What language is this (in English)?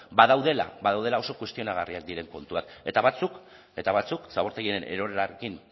Basque